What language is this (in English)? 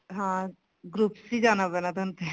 Punjabi